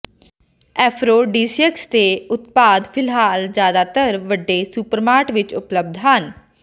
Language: Punjabi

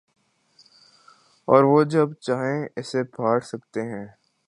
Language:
Urdu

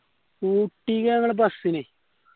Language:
Malayalam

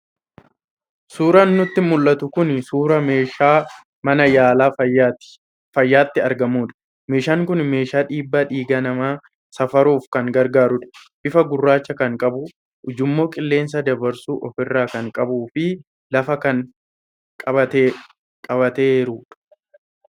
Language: Oromo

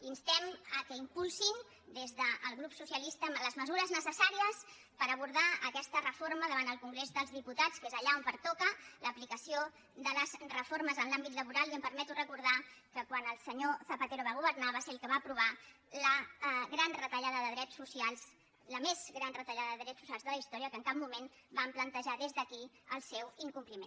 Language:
Catalan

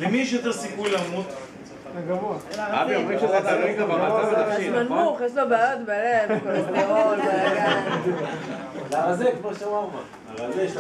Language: Hebrew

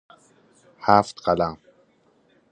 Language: Persian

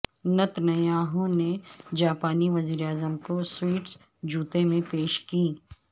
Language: Urdu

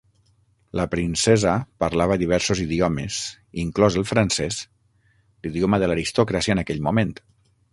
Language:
Catalan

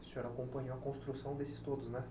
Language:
Portuguese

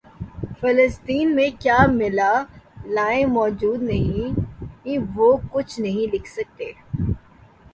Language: Urdu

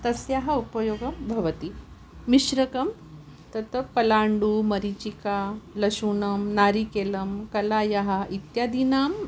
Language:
Sanskrit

